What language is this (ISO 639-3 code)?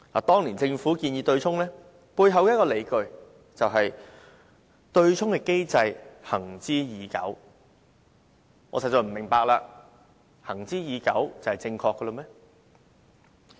yue